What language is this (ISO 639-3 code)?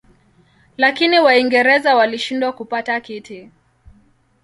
swa